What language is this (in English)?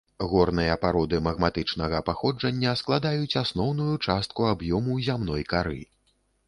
Belarusian